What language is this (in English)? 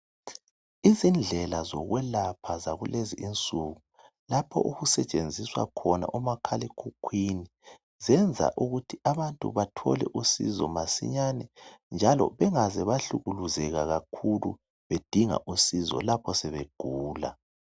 North Ndebele